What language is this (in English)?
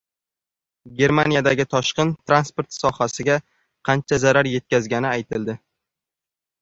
Uzbek